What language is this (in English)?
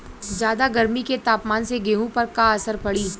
Bhojpuri